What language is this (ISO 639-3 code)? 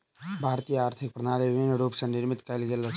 mai